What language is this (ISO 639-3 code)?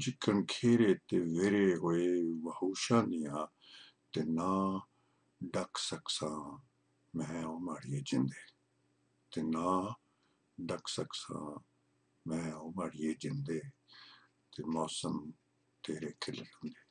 pan